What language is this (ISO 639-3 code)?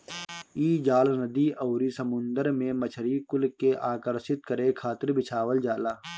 bho